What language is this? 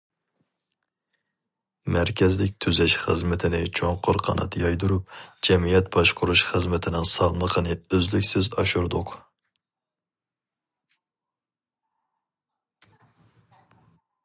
Uyghur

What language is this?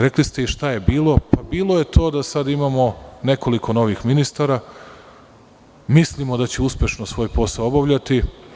Serbian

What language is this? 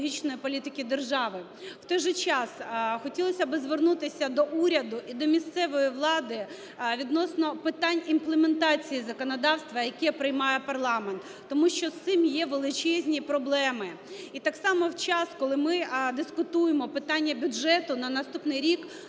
Ukrainian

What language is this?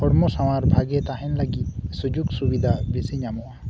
Santali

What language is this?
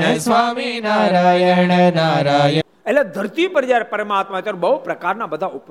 Gujarati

